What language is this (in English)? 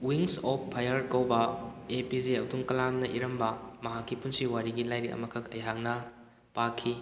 Manipuri